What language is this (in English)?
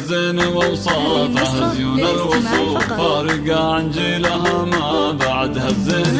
Arabic